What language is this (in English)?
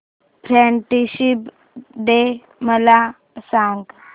Marathi